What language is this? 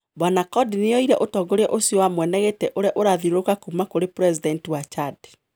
Kikuyu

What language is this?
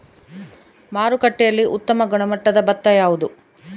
Kannada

